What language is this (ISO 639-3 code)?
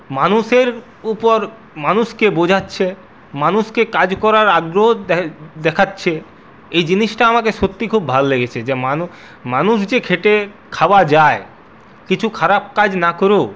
ben